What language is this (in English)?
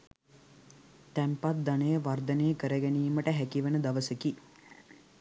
Sinhala